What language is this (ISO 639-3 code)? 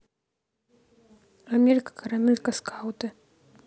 rus